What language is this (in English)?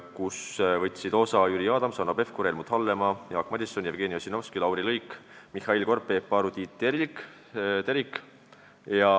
Estonian